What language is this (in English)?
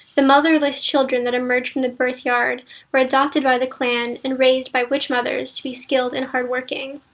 English